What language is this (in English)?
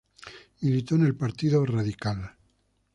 Spanish